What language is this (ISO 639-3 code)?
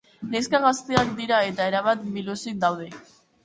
eus